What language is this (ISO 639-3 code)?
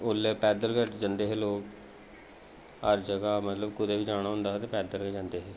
doi